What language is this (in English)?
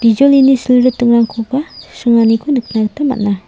Garo